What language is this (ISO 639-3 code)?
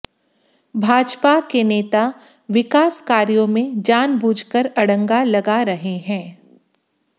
hin